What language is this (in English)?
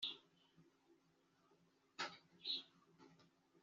Kinyarwanda